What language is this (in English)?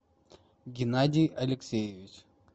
Russian